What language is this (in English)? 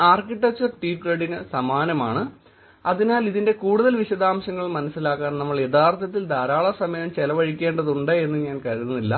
Malayalam